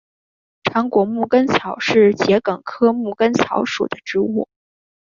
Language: Chinese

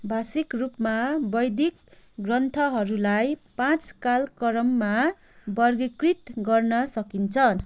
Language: Nepali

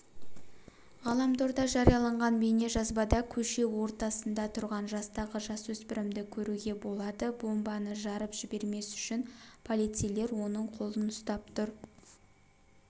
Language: Kazakh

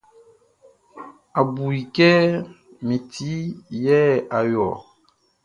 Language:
Baoulé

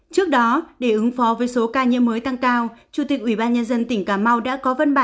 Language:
Vietnamese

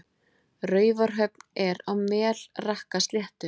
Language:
Icelandic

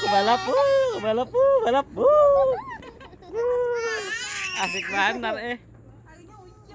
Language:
Indonesian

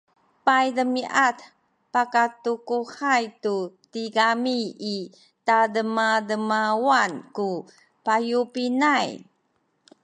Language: Sakizaya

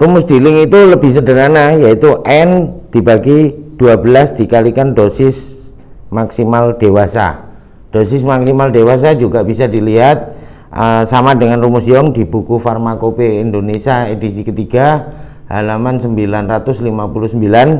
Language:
Indonesian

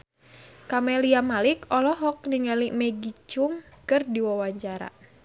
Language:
Sundanese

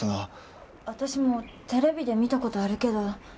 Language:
Japanese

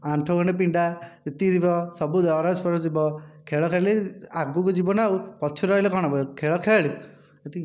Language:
Odia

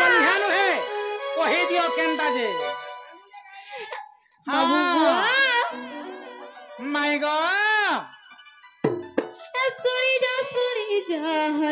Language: Bangla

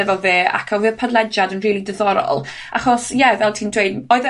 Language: Welsh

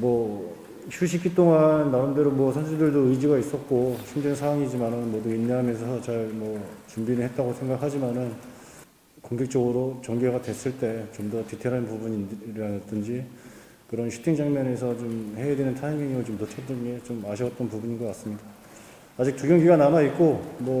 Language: Korean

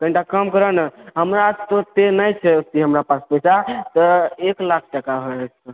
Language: Maithili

